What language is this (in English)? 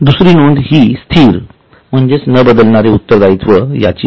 Marathi